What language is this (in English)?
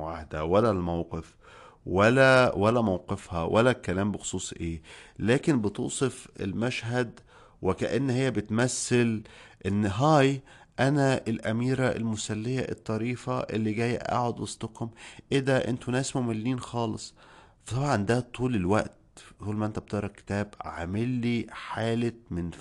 Arabic